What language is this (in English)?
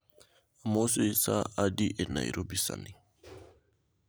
Luo (Kenya and Tanzania)